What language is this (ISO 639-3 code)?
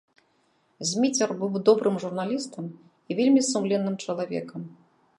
bel